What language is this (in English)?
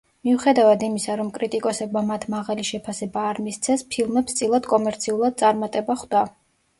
Georgian